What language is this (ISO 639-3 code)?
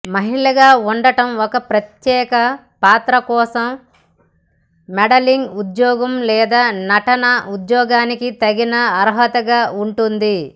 tel